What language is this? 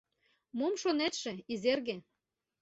Mari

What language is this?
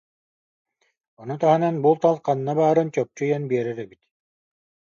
Yakut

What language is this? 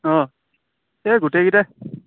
Assamese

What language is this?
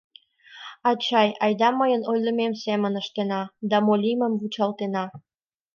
Mari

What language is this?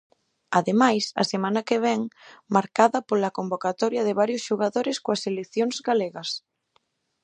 Galician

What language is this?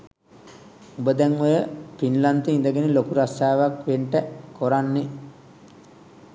Sinhala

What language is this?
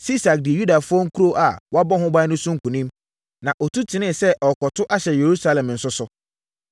Akan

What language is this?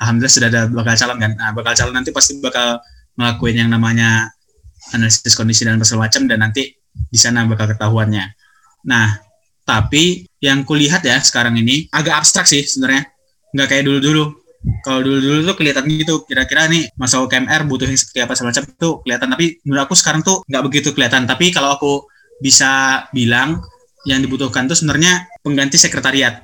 Indonesian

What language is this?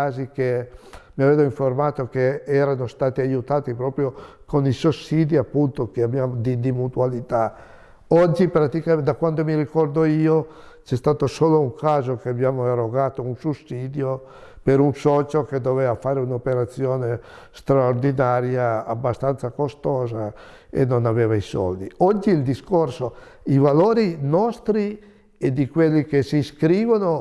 Italian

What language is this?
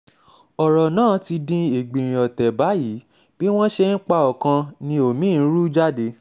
Yoruba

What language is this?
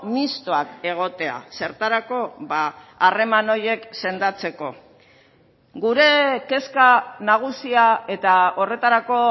Basque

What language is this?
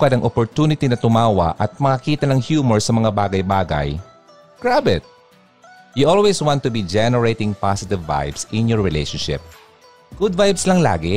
Filipino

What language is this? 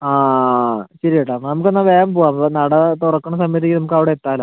Malayalam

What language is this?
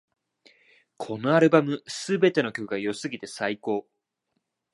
Japanese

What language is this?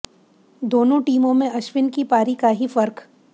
Hindi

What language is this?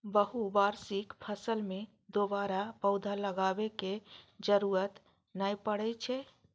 Maithili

